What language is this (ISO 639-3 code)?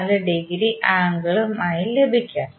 mal